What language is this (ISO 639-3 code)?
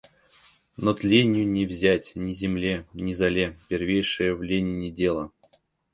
rus